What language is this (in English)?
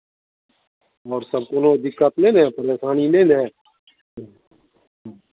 Maithili